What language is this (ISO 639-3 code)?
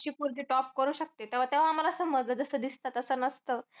mar